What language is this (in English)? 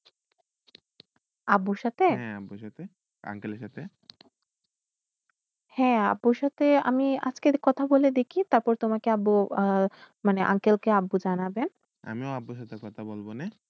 Bangla